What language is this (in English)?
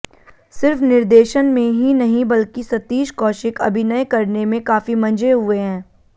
Hindi